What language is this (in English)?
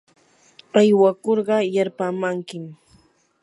Yanahuanca Pasco Quechua